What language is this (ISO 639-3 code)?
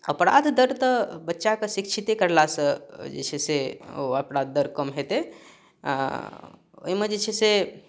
mai